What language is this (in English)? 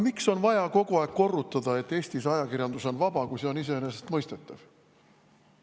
Estonian